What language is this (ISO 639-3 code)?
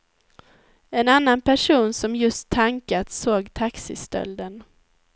swe